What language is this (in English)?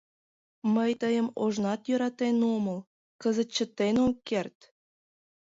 Mari